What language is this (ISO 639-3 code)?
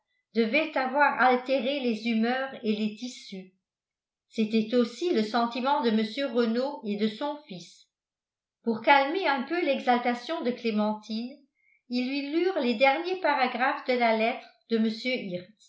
fra